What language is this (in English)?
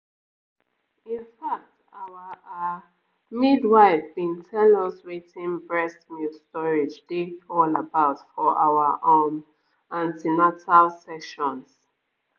Nigerian Pidgin